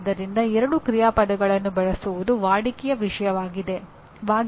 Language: Kannada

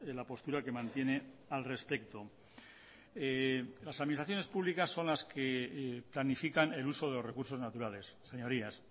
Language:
Spanish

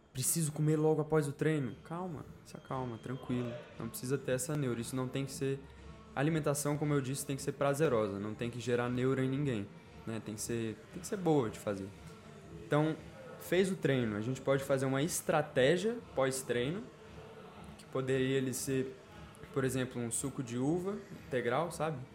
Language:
Portuguese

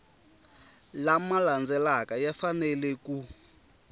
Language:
Tsonga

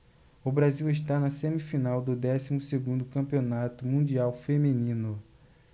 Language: Portuguese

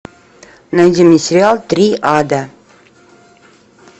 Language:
Russian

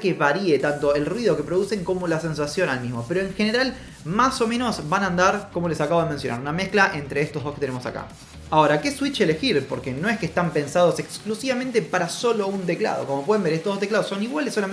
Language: Spanish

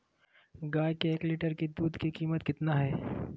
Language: Magahi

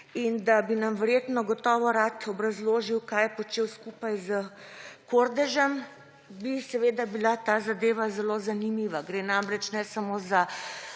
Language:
Slovenian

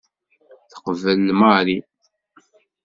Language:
Kabyle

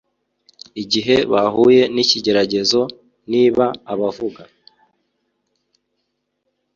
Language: Kinyarwanda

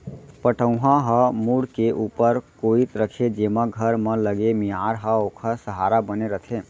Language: Chhattisgarhi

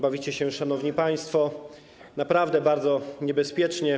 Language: Polish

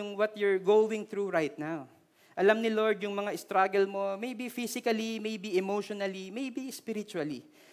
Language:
Filipino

